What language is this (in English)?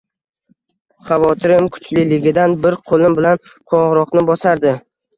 Uzbek